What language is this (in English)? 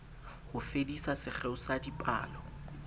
Southern Sotho